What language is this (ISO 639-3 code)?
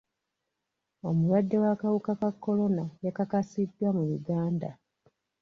lug